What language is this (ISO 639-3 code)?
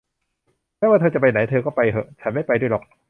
tha